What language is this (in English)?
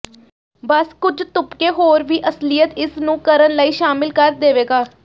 Punjabi